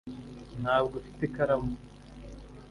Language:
Kinyarwanda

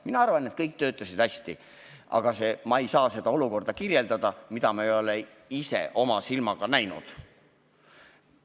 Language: Estonian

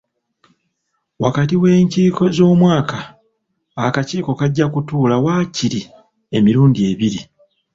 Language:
Ganda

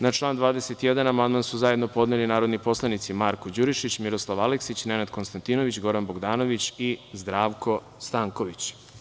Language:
Serbian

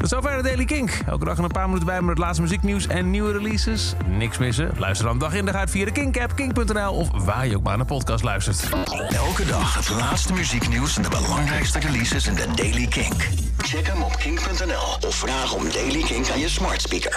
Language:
Dutch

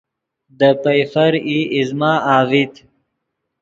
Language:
Yidgha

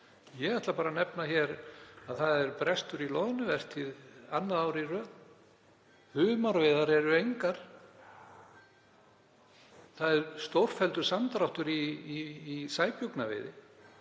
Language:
Icelandic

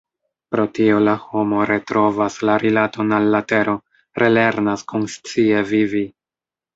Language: Esperanto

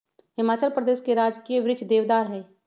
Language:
Magahi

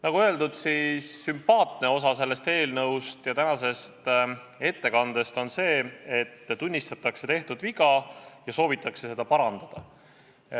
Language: Estonian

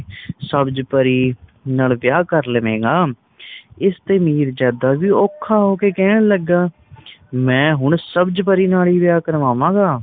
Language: Punjabi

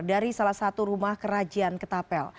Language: Indonesian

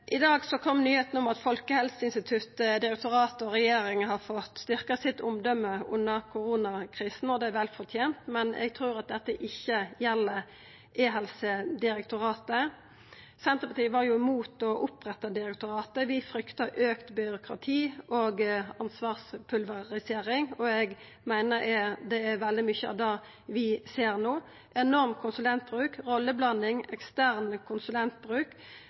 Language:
Norwegian Nynorsk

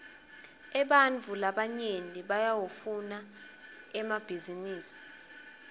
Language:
Swati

